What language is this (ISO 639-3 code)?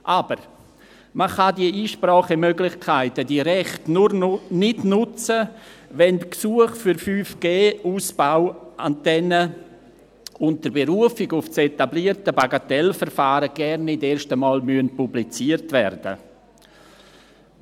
gsw